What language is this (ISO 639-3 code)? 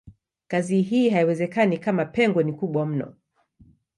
swa